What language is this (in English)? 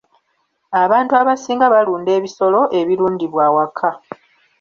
Ganda